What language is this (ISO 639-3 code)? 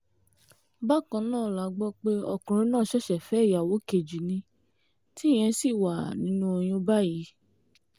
yor